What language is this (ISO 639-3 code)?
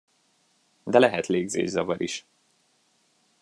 hun